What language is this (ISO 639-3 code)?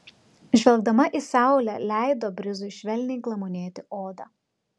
lit